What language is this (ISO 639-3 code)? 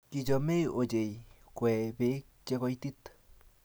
kln